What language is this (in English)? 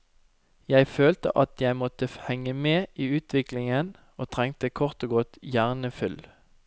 Norwegian